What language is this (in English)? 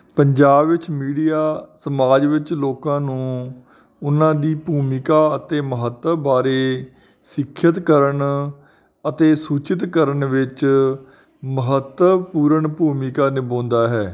Punjabi